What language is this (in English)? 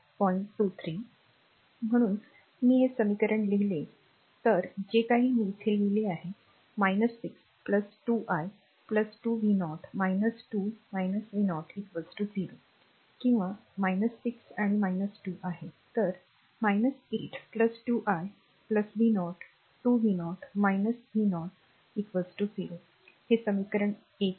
Marathi